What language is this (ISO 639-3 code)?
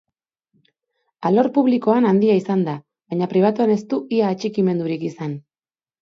eus